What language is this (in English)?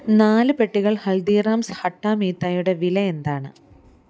Malayalam